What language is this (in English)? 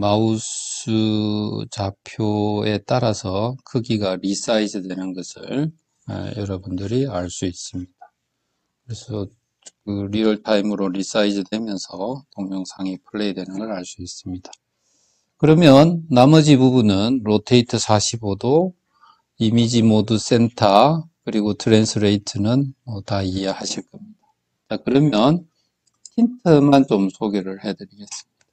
Korean